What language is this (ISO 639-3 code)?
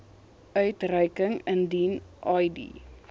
afr